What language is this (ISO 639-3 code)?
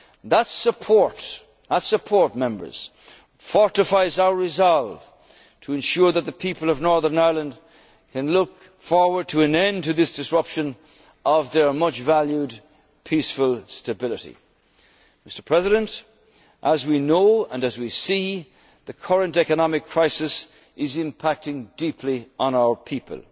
eng